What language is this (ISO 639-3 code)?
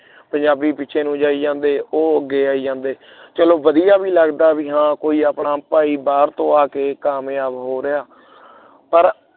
pan